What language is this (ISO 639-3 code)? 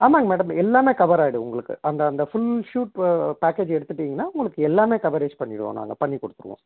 tam